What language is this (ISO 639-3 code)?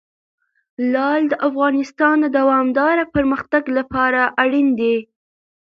pus